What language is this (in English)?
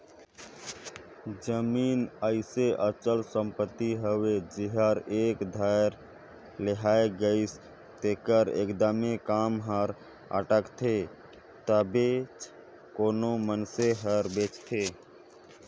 Chhattisgarhi